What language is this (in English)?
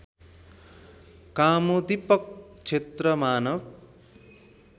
Nepali